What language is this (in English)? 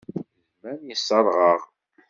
Kabyle